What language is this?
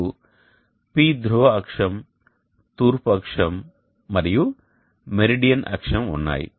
Telugu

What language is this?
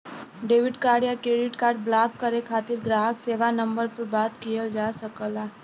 Bhojpuri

